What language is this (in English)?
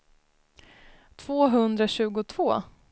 Swedish